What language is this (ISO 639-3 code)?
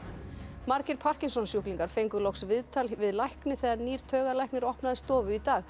isl